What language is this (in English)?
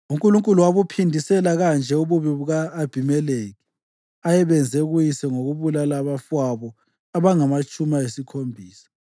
North Ndebele